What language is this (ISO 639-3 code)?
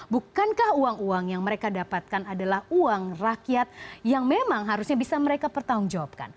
ind